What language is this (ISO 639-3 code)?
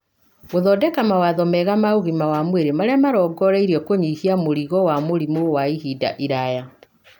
kik